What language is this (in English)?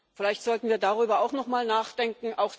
German